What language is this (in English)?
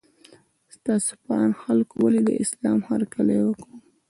Pashto